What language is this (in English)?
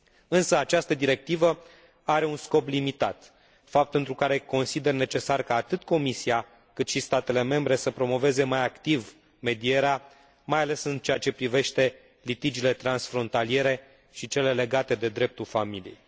Romanian